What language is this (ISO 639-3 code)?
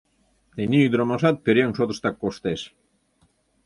chm